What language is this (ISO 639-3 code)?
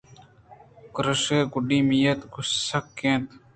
bgp